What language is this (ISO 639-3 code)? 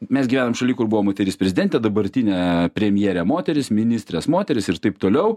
lit